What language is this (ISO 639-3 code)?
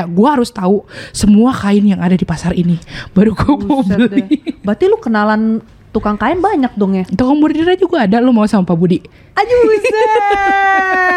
ind